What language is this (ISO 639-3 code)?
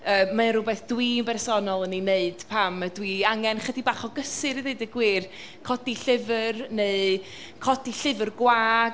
cym